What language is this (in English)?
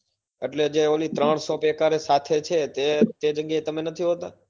Gujarati